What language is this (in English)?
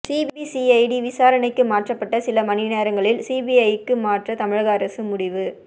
Tamil